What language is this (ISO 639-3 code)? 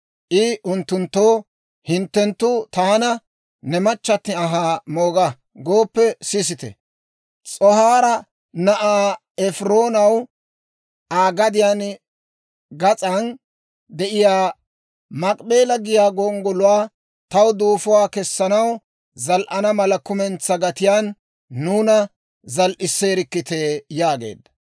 dwr